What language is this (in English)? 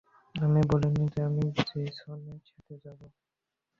Bangla